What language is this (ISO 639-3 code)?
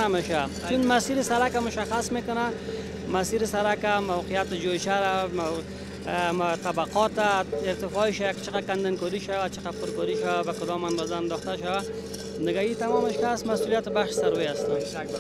fas